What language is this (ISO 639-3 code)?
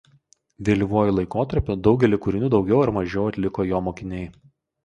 lit